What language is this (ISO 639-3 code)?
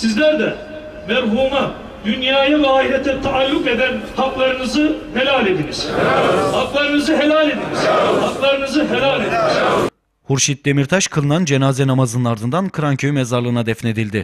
tur